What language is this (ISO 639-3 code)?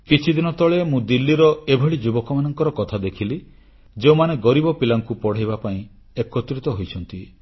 ori